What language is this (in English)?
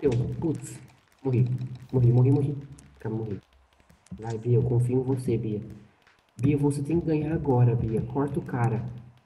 Portuguese